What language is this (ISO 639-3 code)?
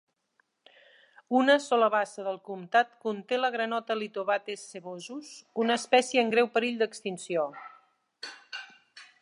cat